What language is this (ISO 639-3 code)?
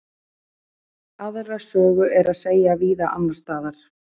isl